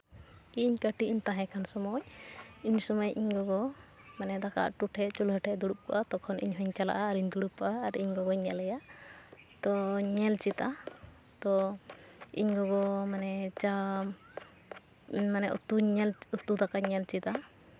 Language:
Santali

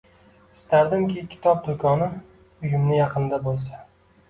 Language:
Uzbek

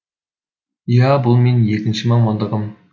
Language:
Kazakh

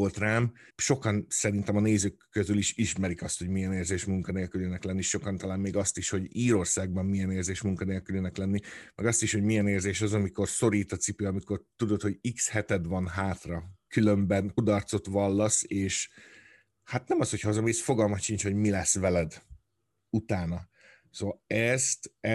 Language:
Hungarian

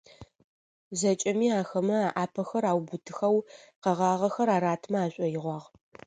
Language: Adyghe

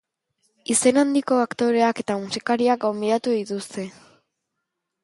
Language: Basque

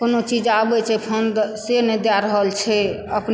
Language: Maithili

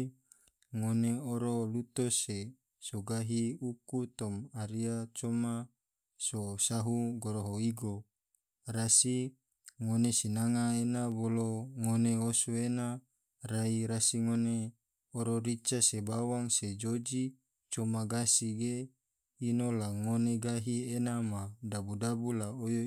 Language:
Tidore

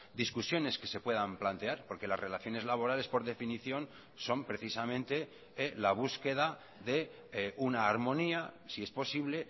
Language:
Spanish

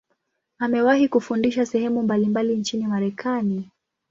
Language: Swahili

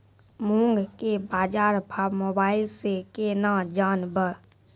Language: Maithili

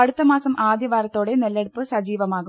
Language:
Malayalam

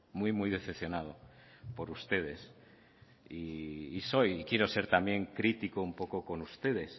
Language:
Spanish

